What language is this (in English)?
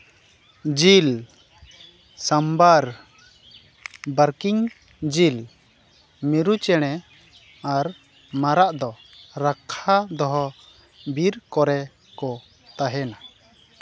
Santali